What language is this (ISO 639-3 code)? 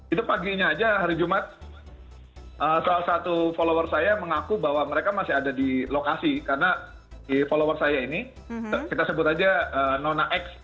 ind